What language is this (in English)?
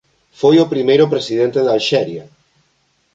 Galician